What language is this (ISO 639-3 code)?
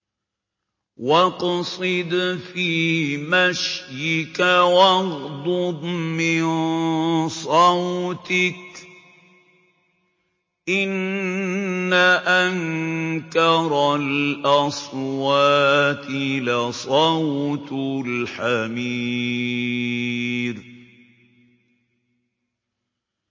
ara